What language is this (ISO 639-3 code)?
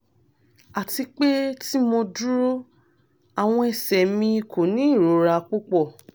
yor